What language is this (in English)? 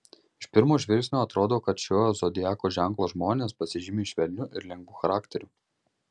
Lithuanian